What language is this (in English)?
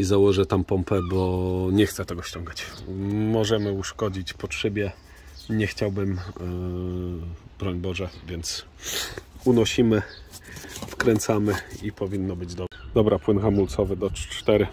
Polish